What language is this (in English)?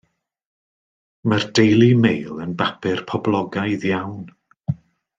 Welsh